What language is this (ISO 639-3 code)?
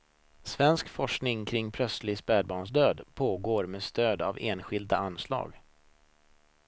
swe